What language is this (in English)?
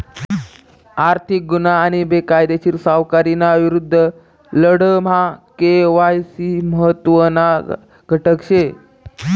Marathi